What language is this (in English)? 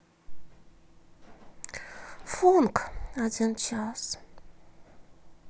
Russian